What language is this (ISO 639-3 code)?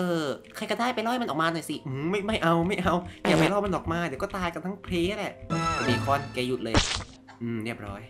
tha